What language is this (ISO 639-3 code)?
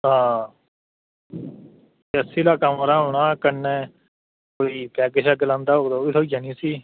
doi